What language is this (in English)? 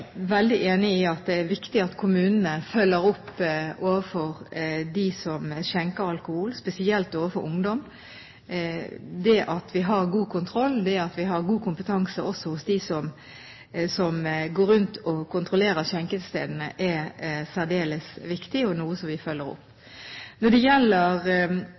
Norwegian Bokmål